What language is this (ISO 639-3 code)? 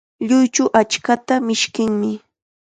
qxa